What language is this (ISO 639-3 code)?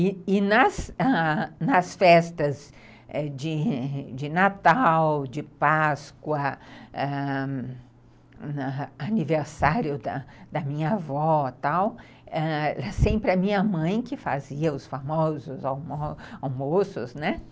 por